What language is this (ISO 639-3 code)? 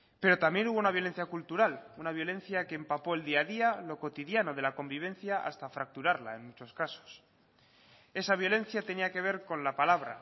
spa